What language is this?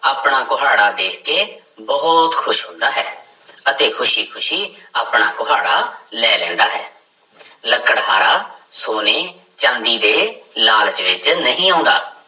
Punjabi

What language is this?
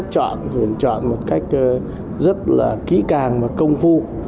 Vietnamese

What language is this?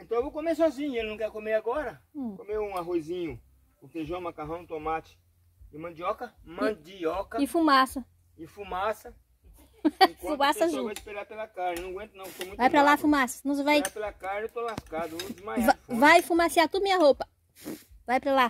Portuguese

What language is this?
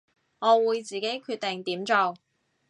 Cantonese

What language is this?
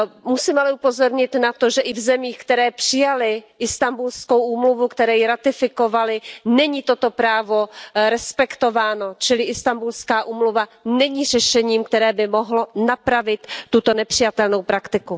Czech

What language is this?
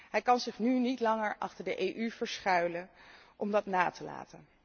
Dutch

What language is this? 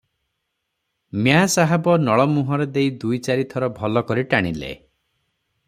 Odia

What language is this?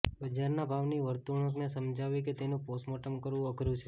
Gujarati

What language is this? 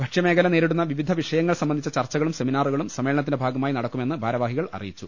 Malayalam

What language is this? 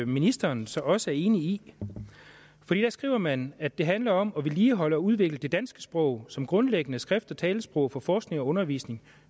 Danish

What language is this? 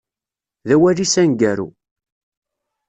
Kabyle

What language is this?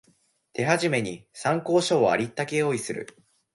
Japanese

